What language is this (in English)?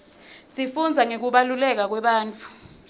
Swati